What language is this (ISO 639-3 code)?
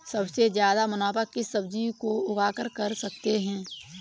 hin